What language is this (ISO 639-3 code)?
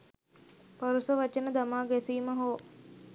sin